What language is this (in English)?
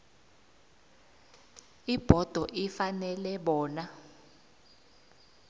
South Ndebele